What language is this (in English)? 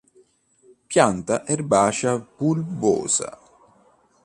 Italian